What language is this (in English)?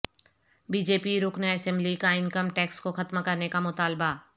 Urdu